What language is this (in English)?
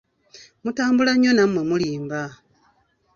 Ganda